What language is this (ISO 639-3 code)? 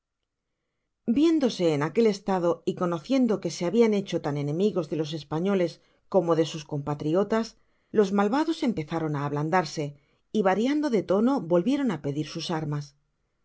spa